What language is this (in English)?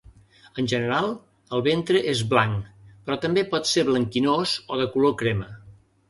Catalan